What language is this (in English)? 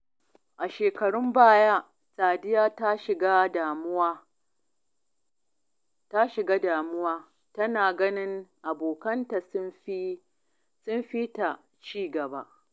Hausa